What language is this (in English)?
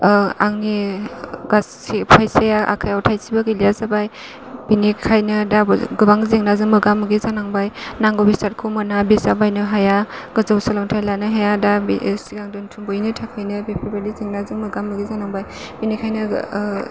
Bodo